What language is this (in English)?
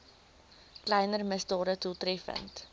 Afrikaans